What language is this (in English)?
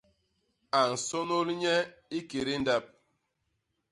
Basaa